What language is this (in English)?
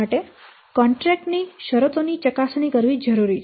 Gujarati